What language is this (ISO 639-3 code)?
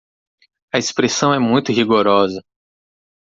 por